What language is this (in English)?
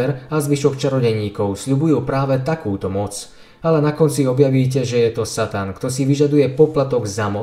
Slovak